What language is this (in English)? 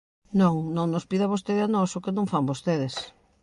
Galician